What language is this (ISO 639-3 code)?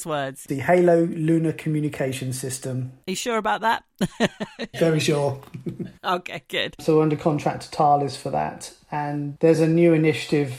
eng